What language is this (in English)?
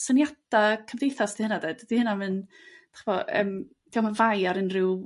Welsh